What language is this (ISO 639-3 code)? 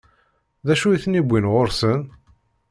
kab